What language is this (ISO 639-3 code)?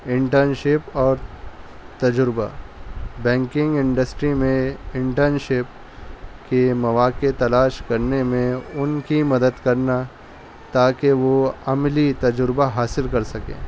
urd